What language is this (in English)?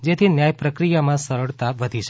Gujarati